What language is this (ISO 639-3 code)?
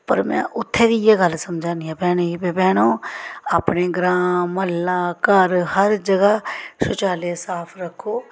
doi